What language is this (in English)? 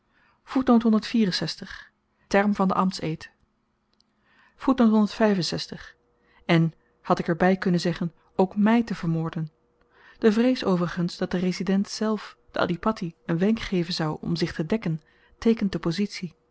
Dutch